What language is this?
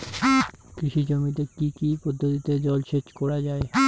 Bangla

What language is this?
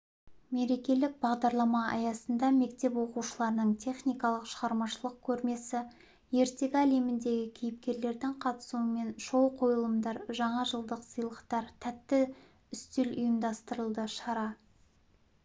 Kazakh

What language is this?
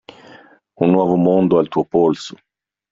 Italian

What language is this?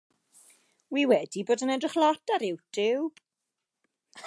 Welsh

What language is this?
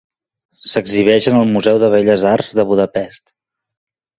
Catalan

